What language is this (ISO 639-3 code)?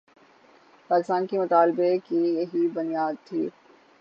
urd